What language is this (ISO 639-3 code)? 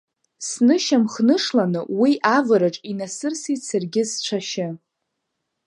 abk